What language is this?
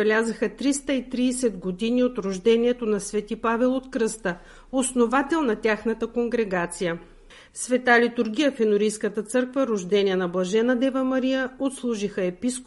Bulgarian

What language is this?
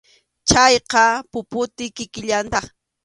Arequipa-La Unión Quechua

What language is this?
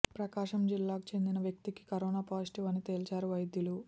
Telugu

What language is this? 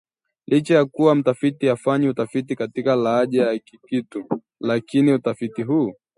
Swahili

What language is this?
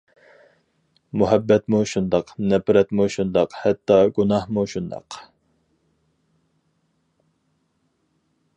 Uyghur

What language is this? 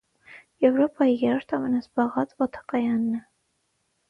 Armenian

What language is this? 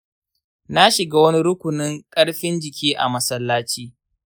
Hausa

